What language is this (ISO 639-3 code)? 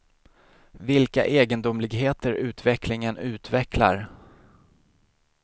swe